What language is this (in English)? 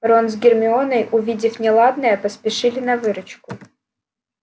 Russian